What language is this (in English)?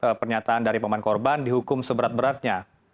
Indonesian